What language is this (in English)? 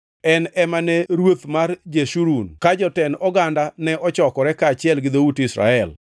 Luo (Kenya and Tanzania)